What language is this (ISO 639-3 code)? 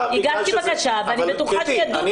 heb